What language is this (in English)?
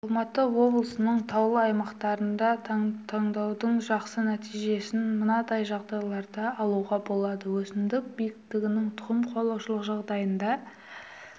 Kazakh